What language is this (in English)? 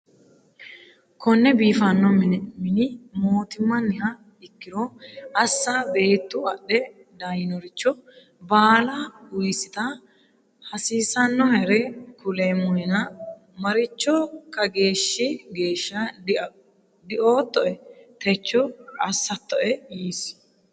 Sidamo